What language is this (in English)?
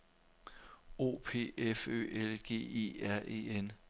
Danish